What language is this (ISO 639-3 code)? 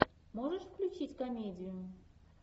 rus